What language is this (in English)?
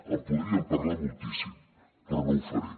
Catalan